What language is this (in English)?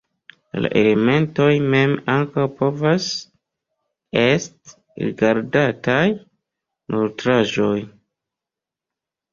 Esperanto